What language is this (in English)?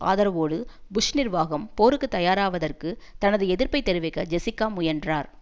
Tamil